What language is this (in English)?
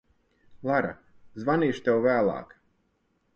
Latvian